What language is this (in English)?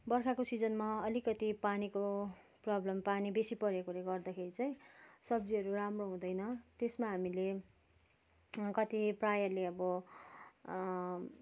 Nepali